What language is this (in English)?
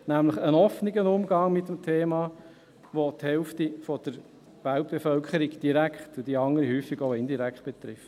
Swiss German